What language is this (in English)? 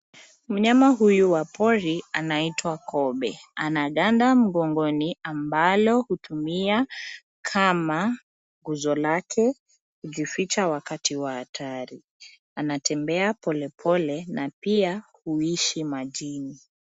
Swahili